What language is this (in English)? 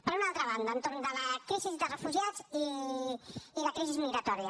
Catalan